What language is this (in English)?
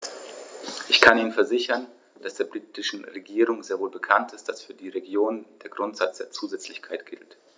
German